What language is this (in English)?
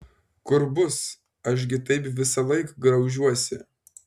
Lithuanian